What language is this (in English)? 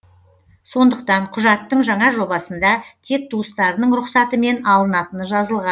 Kazakh